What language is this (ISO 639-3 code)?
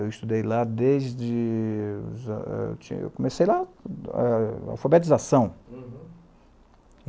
por